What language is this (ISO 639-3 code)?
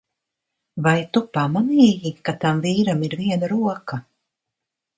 lav